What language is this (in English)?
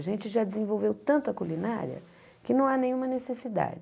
Portuguese